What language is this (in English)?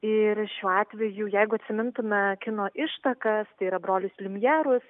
Lithuanian